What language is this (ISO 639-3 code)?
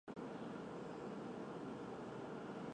zho